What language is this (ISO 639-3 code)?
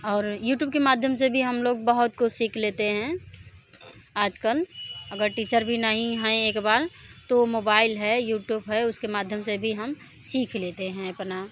hin